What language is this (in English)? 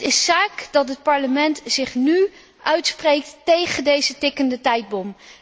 Dutch